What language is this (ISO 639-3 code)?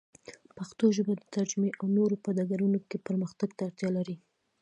pus